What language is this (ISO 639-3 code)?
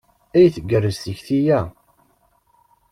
kab